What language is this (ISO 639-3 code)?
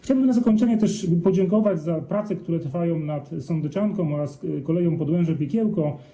pol